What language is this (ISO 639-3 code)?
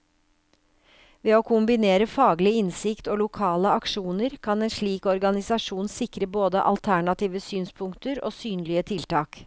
nor